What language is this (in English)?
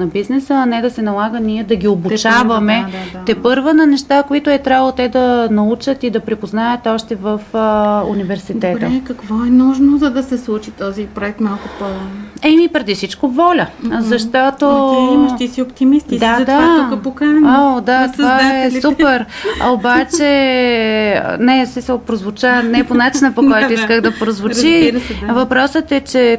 Bulgarian